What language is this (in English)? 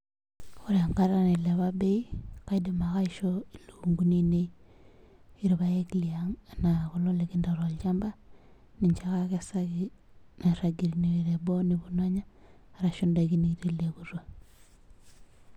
Masai